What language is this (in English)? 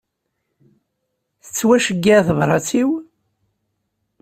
Kabyle